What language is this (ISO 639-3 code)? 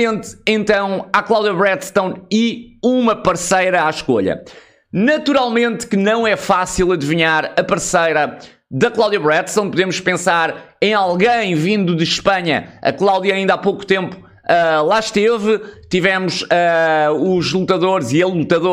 por